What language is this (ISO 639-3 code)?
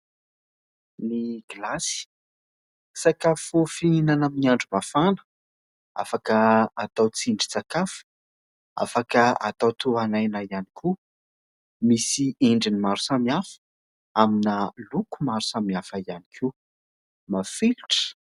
mlg